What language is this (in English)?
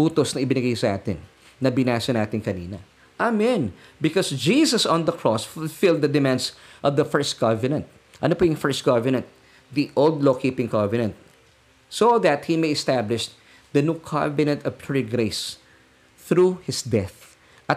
Filipino